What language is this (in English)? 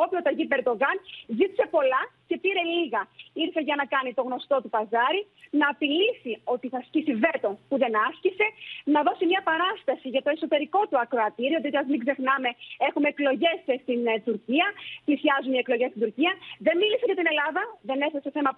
Greek